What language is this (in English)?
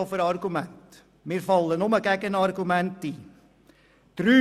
Swiss German